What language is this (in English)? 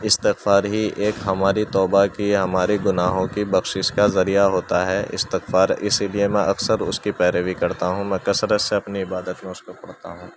Urdu